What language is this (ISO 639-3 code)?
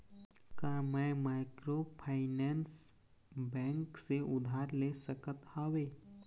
hne